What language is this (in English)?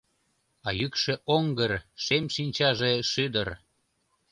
Mari